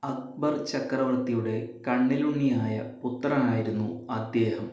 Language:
Malayalam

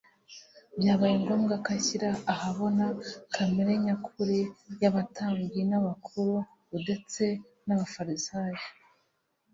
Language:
Kinyarwanda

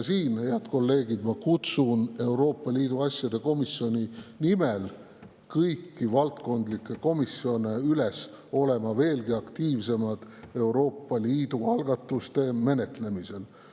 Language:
Estonian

